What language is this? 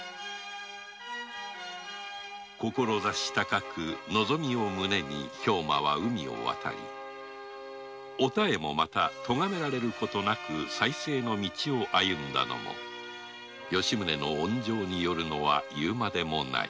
Japanese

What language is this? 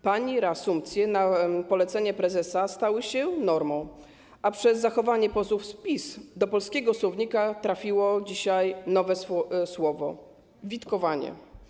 Polish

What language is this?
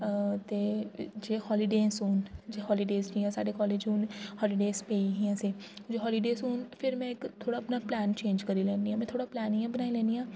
Dogri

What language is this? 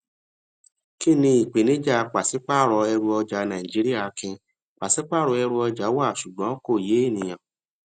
Yoruba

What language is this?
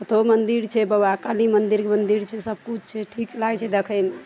Maithili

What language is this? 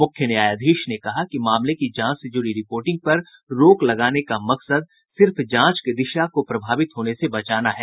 Hindi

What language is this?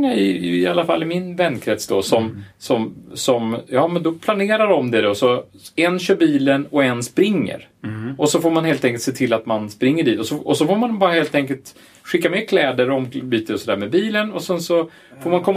Swedish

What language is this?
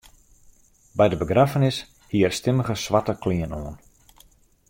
Western Frisian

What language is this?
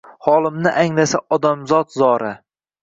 Uzbek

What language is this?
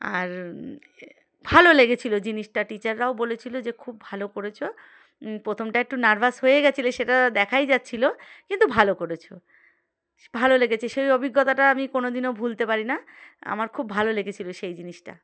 Bangla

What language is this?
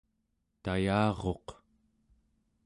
Central Yupik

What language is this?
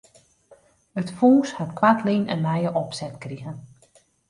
Western Frisian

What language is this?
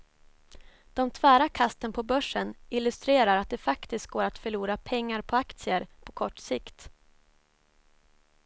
Swedish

